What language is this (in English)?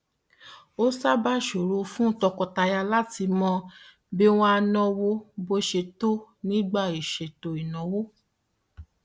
Yoruba